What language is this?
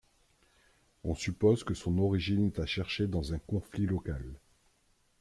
French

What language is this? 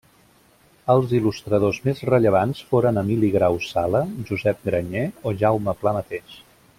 Catalan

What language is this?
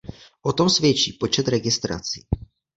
Czech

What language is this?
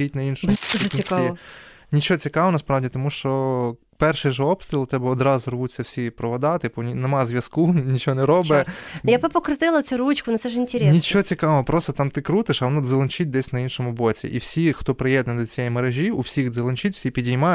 Ukrainian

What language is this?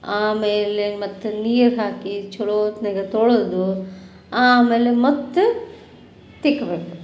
Kannada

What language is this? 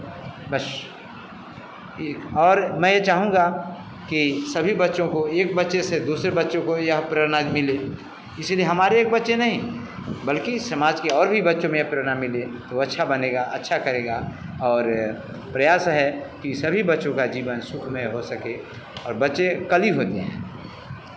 Hindi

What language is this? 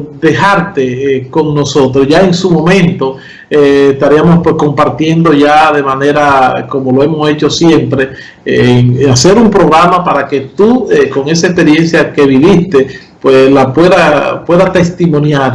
Spanish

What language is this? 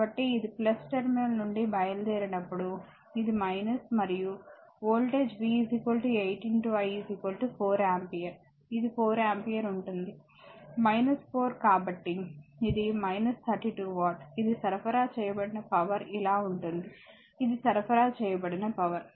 Telugu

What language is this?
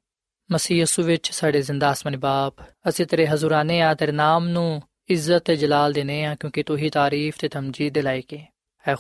Punjabi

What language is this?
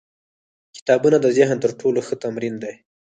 Pashto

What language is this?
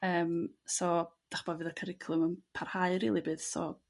Welsh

